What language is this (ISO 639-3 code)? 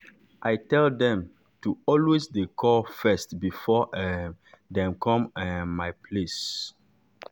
pcm